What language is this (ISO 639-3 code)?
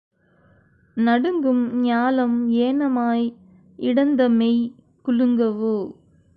tam